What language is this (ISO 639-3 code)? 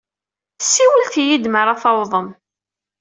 kab